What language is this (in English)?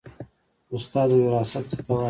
Pashto